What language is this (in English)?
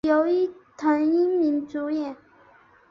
Chinese